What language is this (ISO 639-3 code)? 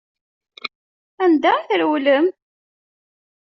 kab